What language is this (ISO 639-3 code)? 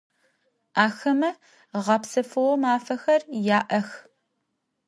ady